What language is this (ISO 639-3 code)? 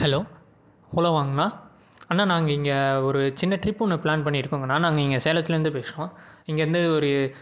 tam